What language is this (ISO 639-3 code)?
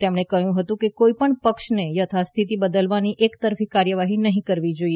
guj